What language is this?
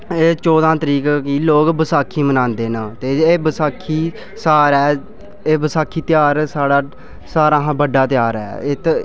Dogri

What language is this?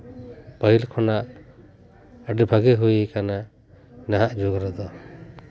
Santali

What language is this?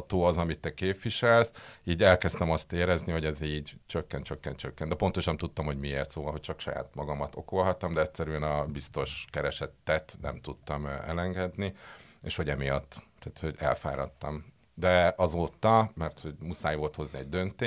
Hungarian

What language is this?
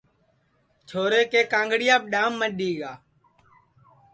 Sansi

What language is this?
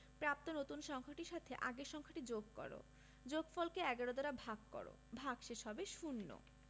Bangla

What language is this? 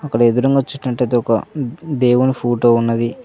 Telugu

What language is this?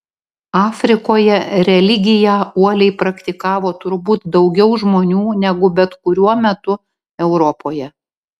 Lithuanian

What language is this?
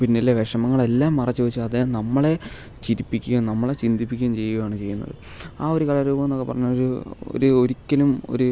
Malayalam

